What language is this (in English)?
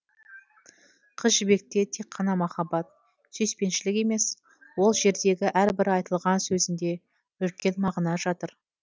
Kazakh